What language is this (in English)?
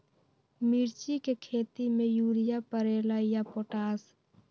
Magahi